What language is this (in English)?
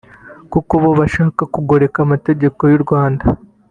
Kinyarwanda